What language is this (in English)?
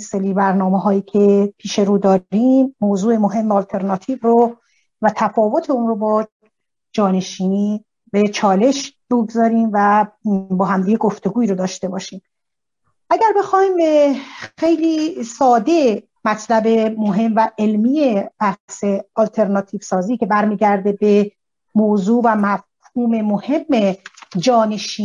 Persian